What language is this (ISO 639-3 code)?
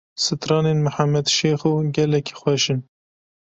kur